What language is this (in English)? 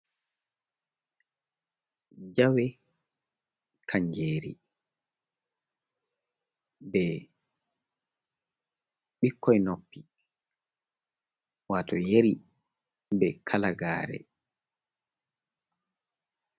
Fula